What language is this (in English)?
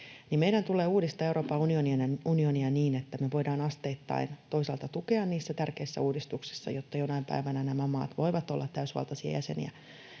Finnish